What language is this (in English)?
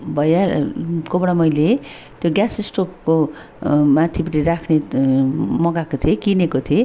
Nepali